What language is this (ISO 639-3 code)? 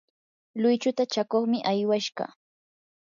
qur